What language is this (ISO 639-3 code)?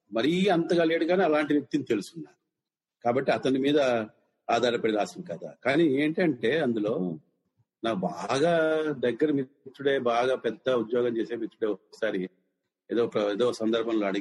tel